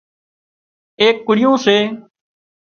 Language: Wadiyara Koli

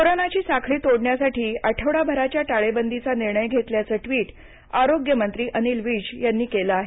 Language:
Marathi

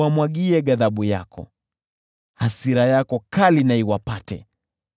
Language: Swahili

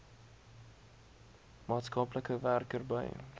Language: Afrikaans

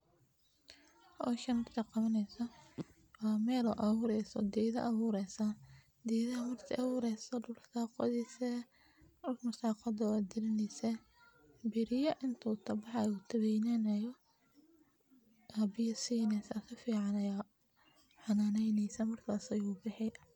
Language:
Somali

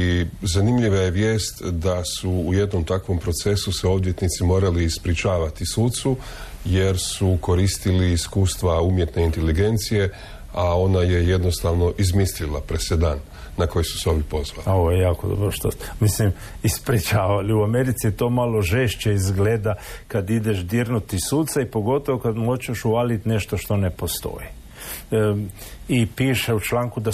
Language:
Croatian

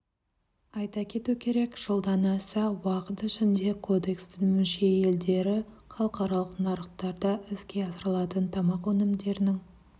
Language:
Kazakh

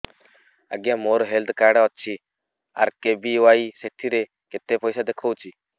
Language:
Odia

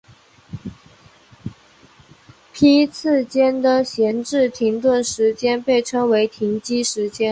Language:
Chinese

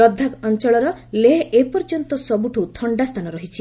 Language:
Odia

